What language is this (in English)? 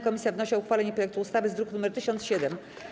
Polish